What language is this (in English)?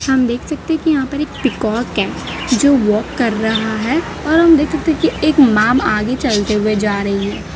Hindi